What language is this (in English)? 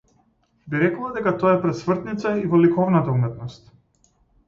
Macedonian